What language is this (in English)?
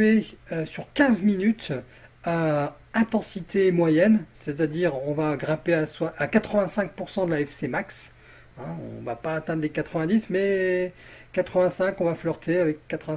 French